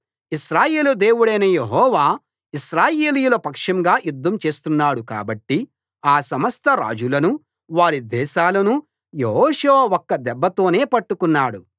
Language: Telugu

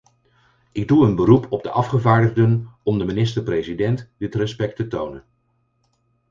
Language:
Dutch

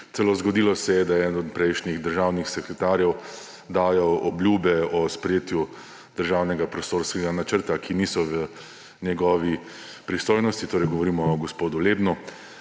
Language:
Slovenian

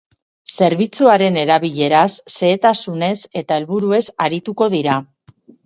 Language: Basque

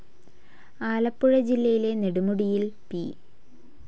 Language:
Malayalam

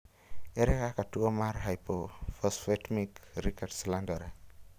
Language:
Luo (Kenya and Tanzania)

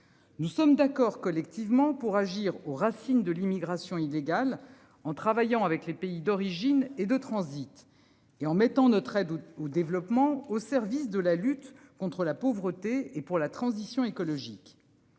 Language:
French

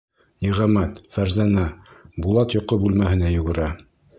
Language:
Bashkir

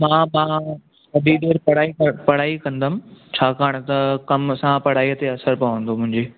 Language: Sindhi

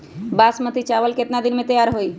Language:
Magahi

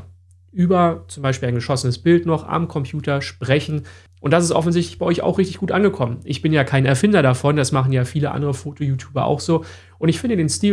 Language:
German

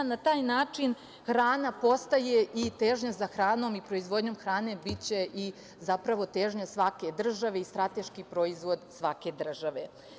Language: Serbian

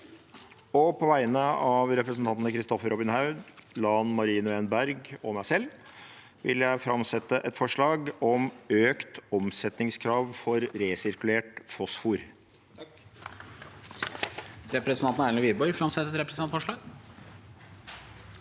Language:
Norwegian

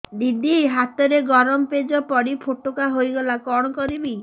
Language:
Odia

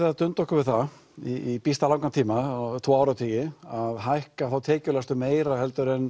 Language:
Icelandic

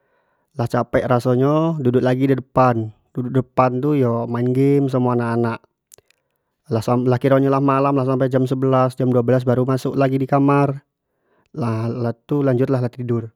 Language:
Jambi Malay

